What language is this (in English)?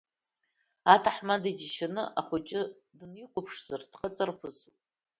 Abkhazian